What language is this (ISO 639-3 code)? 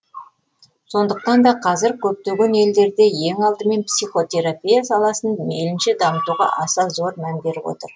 kaz